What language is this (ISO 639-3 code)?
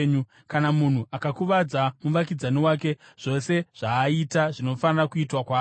sna